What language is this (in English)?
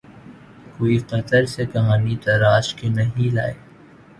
Urdu